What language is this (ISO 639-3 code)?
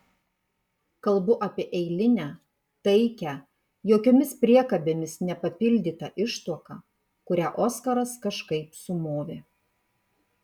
lit